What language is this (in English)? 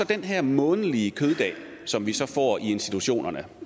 Danish